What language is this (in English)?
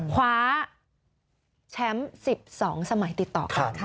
Thai